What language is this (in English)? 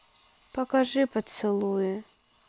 Russian